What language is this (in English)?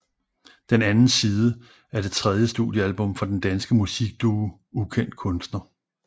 Danish